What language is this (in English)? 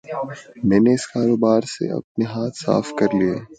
Urdu